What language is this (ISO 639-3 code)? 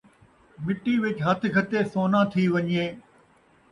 skr